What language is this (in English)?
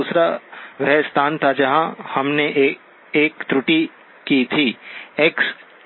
Hindi